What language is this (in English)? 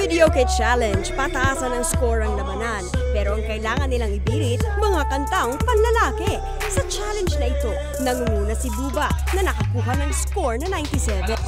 Filipino